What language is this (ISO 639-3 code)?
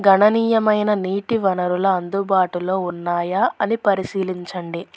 tel